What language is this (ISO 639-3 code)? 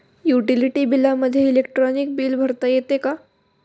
mar